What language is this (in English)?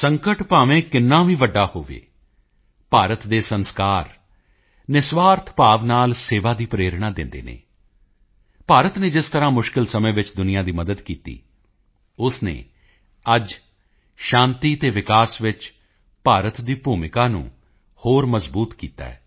Punjabi